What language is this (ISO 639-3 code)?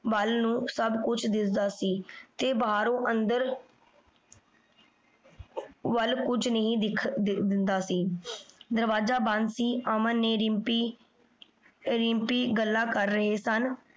pan